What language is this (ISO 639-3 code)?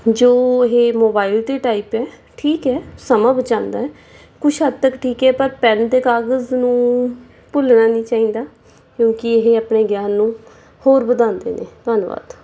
pan